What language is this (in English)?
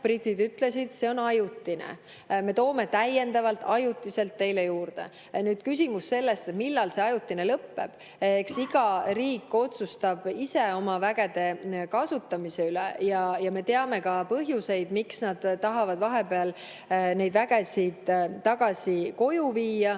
Estonian